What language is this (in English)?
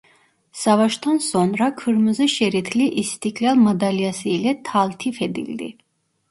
Turkish